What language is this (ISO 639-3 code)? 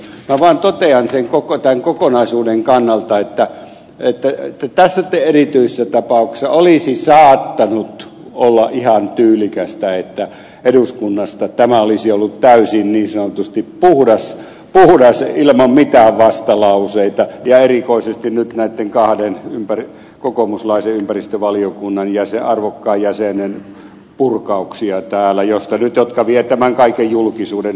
fin